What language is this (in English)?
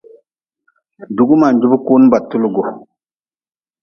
Nawdm